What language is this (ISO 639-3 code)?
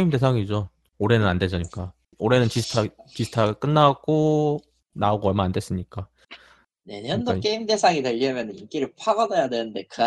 kor